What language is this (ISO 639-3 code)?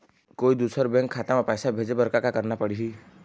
hne